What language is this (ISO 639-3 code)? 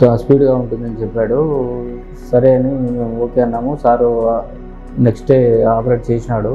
vie